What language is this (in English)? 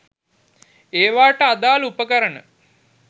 Sinhala